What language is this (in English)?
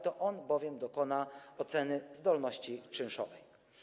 Polish